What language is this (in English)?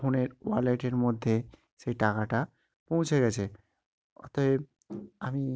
Bangla